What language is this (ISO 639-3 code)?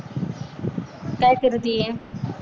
mar